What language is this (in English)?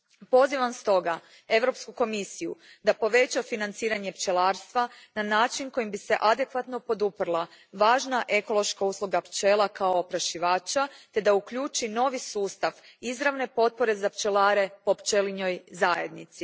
Croatian